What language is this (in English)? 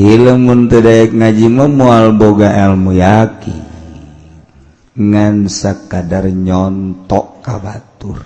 Indonesian